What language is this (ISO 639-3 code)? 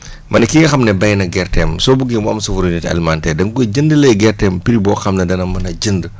wol